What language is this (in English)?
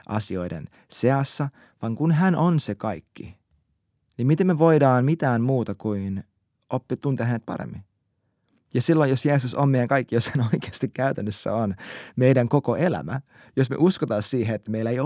Finnish